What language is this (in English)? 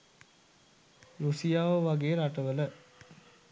Sinhala